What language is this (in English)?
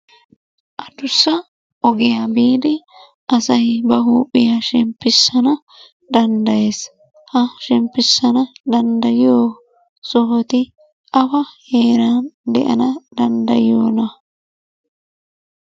Wolaytta